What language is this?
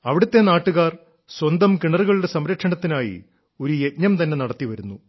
Malayalam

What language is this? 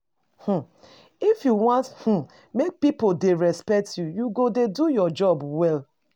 Nigerian Pidgin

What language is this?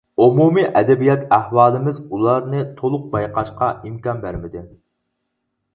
Uyghur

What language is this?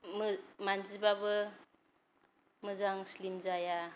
Bodo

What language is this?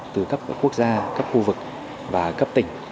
Vietnamese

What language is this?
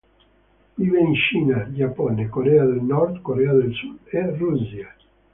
Italian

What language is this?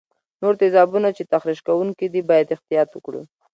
Pashto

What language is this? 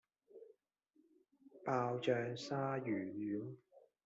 Cantonese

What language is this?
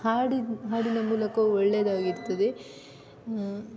Kannada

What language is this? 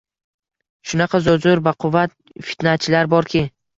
Uzbek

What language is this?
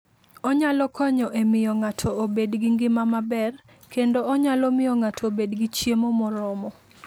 Luo (Kenya and Tanzania)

